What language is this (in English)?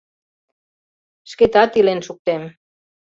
Mari